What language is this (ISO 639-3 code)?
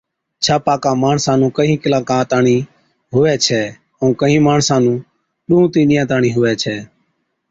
odk